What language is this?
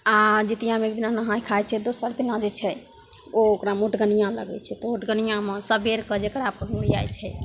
Maithili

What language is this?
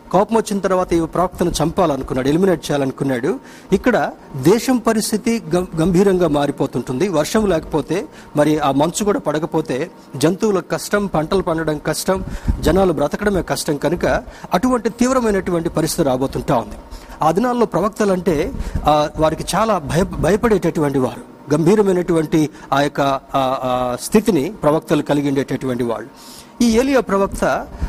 Telugu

